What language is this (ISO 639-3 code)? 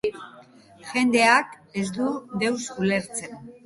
eus